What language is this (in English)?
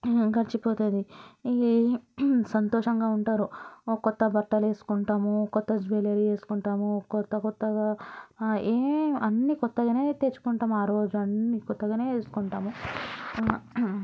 Telugu